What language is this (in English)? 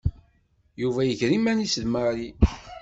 Kabyle